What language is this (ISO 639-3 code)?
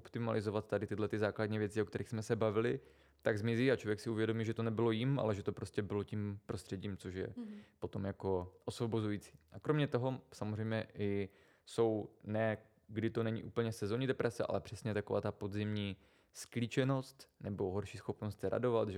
ces